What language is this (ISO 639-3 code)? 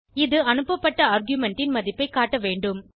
tam